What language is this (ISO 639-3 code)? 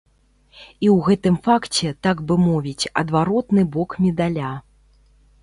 bel